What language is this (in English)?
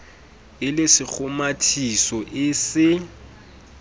Southern Sotho